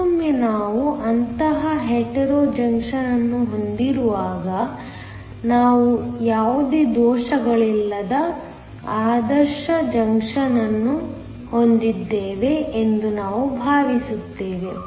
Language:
Kannada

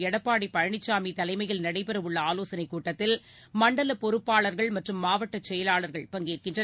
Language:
Tamil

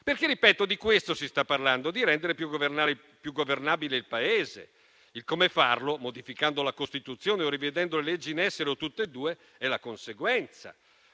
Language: Italian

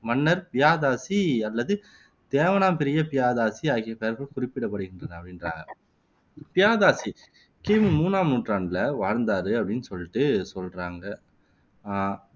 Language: Tamil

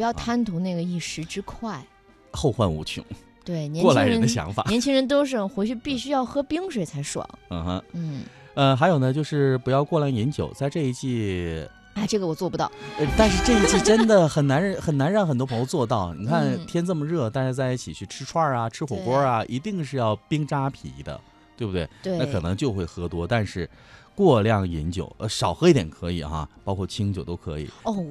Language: Chinese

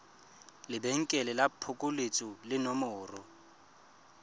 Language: Tswana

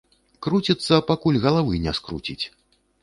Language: Belarusian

